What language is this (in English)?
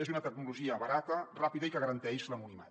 Catalan